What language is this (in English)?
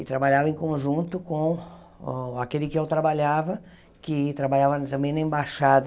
Portuguese